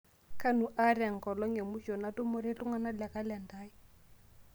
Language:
Masai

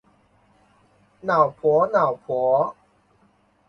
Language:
Chinese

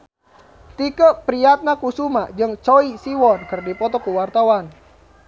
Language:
Sundanese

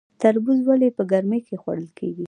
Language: Pashto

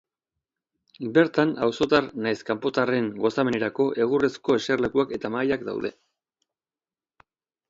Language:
Basque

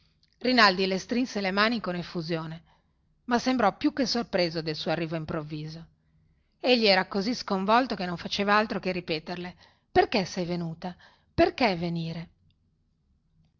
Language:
Italian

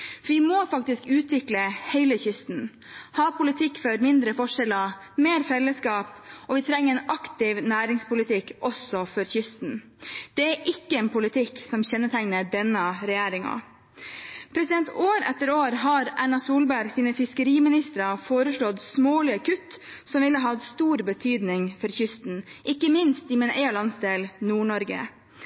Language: Norwegian Bokmål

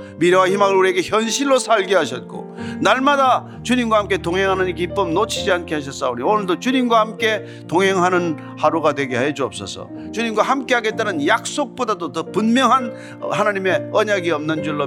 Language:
Korean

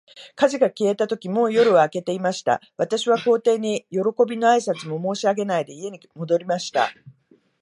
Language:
Japanese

